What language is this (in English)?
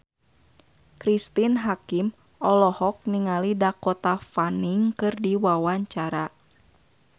Sundanese